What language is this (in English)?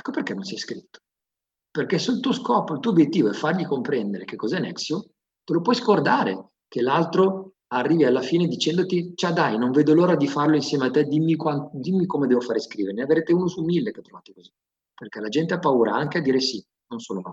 Italian